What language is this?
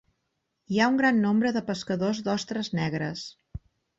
Catalan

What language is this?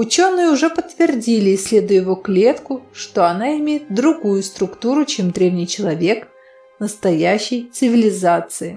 Russian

